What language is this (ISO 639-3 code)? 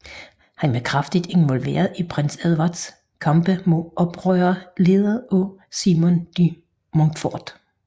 dan